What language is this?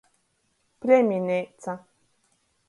Latgalian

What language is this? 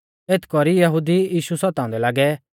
Mahasu Pahari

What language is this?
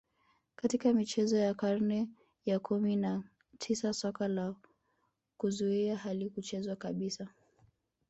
Swahili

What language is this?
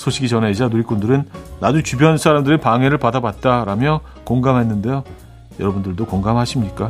Korean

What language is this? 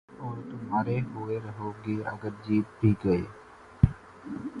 Urdu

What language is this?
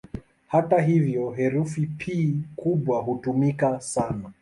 Swahili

